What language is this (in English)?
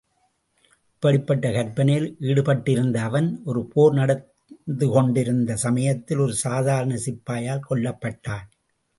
Tamil